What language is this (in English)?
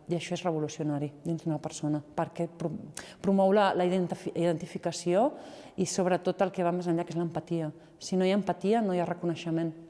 Catalan